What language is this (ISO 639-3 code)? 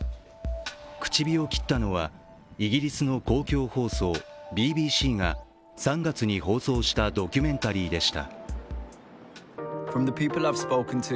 jpn